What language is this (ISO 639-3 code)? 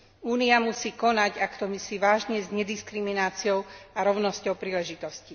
slk